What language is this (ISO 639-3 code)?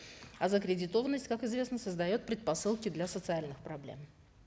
kaz